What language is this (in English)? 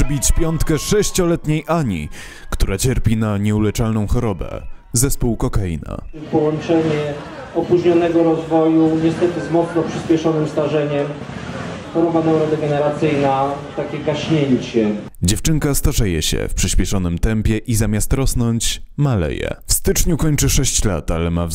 Polish